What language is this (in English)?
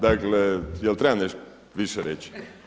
Croatian